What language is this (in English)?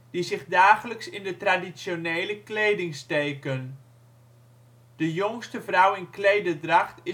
Dutch